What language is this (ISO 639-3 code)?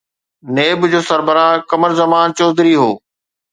snd